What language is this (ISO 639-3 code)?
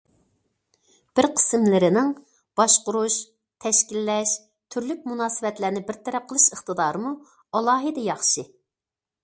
uig